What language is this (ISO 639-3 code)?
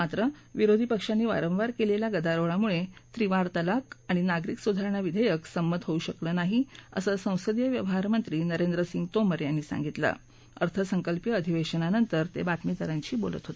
mar